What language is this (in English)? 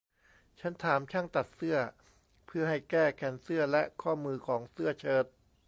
Thai